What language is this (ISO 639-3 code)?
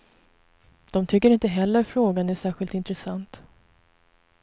swe